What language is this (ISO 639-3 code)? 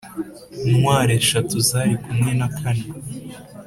kin